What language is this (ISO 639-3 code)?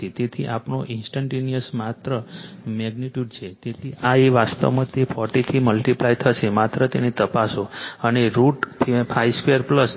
guj